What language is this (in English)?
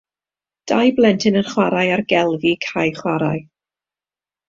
Welsh